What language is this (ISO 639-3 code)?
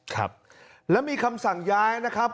tha